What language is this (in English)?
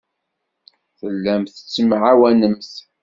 Kabyle